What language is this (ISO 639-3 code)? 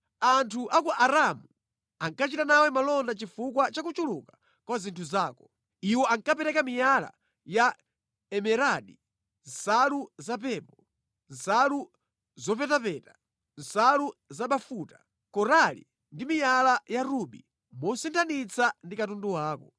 nya